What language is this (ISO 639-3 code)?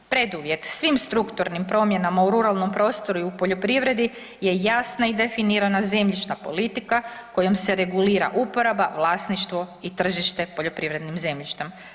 hrv